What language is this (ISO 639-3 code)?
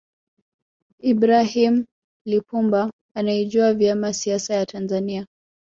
swa